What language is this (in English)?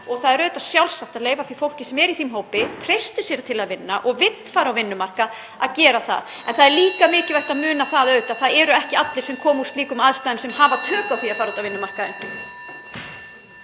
Icelandic